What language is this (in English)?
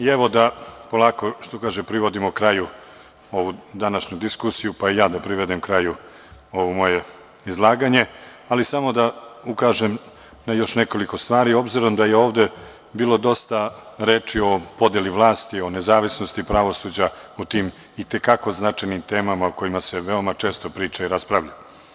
Serbian